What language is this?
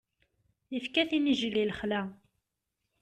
Kabyle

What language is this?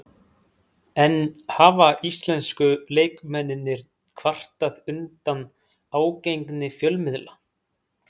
Icelandic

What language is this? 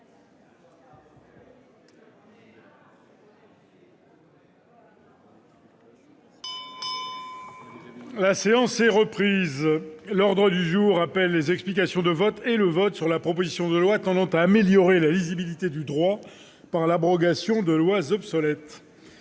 French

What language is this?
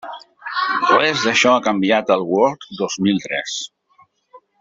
Catalan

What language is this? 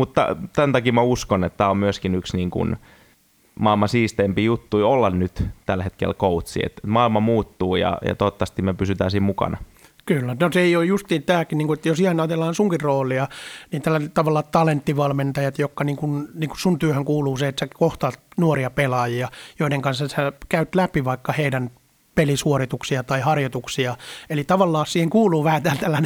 Finnish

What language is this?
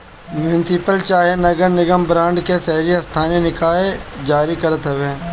Bhojpuri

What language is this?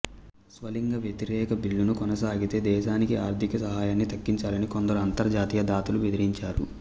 Telugu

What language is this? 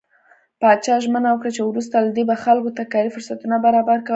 Pashto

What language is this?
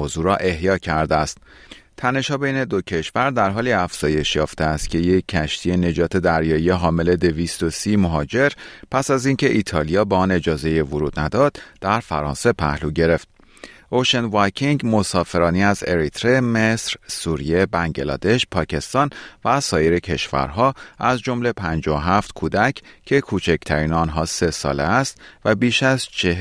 Persian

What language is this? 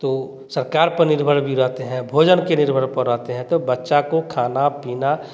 Hindi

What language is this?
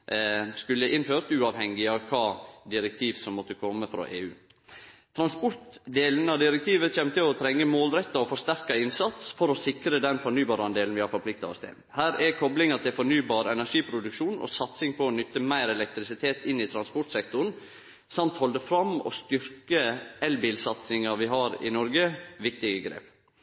Norwegian Nynorsk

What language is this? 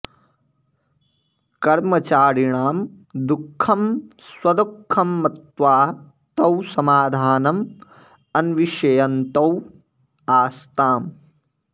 Sanskrit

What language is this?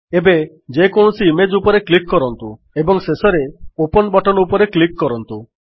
Odia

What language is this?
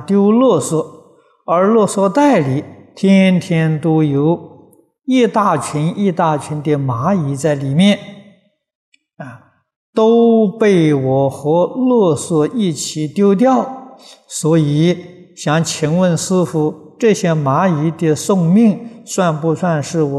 Chinese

